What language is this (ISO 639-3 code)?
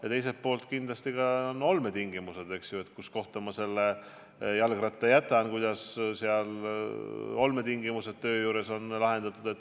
est